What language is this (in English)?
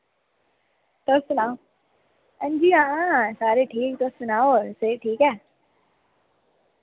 Dogri